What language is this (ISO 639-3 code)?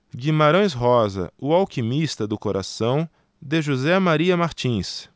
por